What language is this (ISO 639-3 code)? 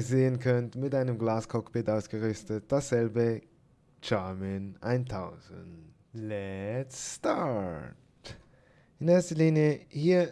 deu